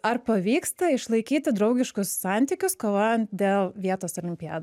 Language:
Lithuanian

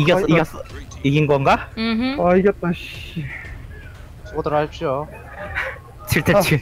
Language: Korean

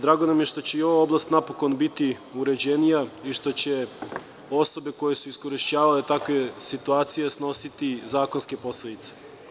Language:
Serbian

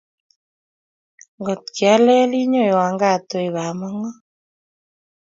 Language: Kalenjin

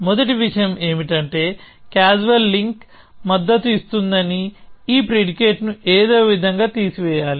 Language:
Telugu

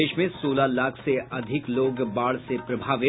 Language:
Hindi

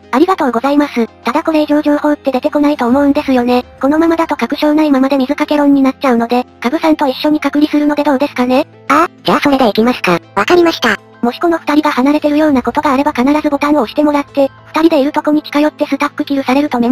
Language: Japanese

